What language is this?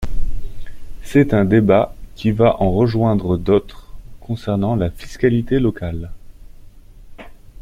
French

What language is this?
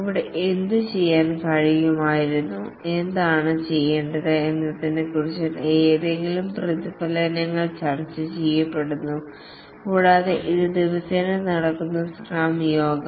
Malayalam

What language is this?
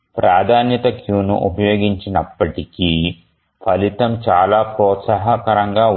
Telugu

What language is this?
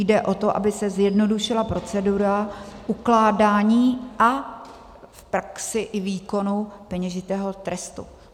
Czech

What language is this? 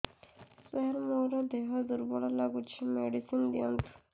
Odia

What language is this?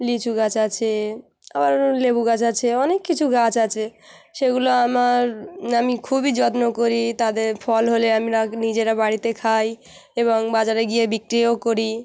Bangla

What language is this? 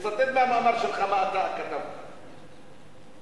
Hebrew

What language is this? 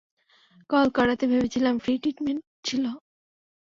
Bangla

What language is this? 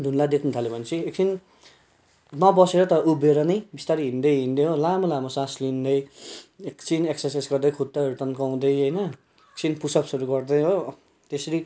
Nepali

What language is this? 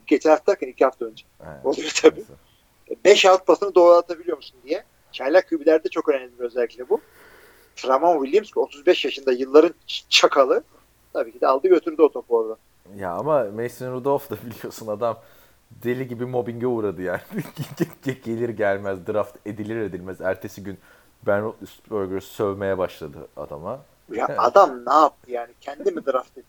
Turkish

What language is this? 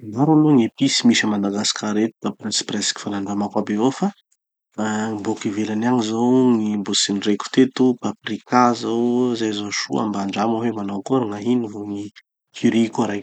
Tanosy Malagasy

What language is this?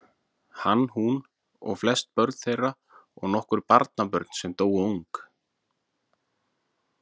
Icelandic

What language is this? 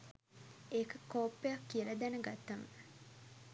Sinhala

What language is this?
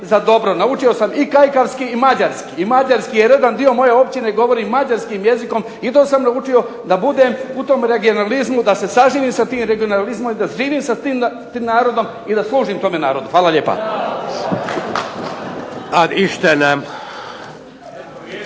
Croatian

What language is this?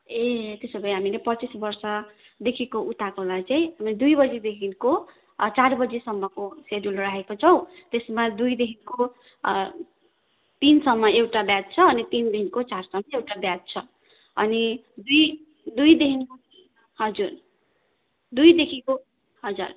Nepali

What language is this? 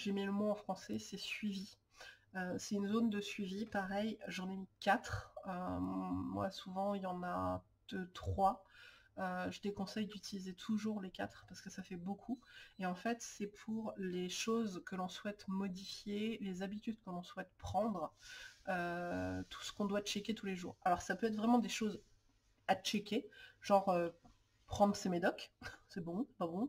French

